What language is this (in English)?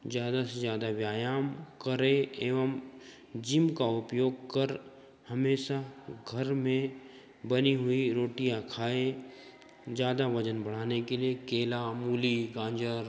Hindi